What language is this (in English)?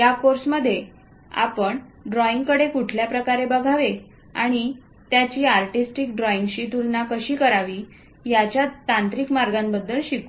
Marathi